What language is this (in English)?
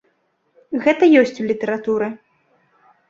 Belarusian